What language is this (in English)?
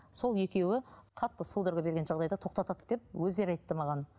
Kazakh